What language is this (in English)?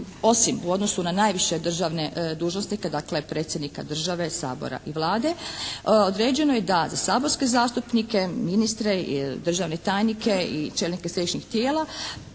Croatian